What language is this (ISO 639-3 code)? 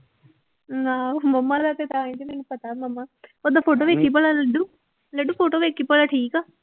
pan